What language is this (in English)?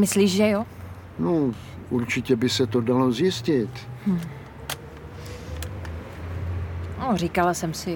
Czech